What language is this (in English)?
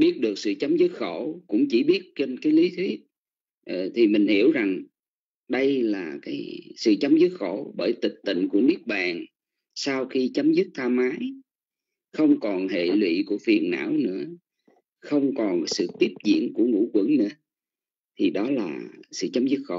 Vietnamese